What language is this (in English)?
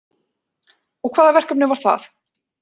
Icelandic